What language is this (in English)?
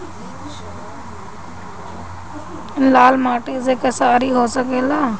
Bhojpuri